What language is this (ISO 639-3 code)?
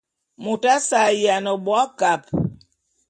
bum